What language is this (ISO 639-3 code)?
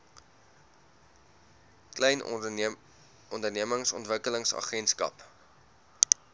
afr